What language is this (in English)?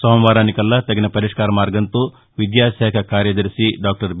Telugu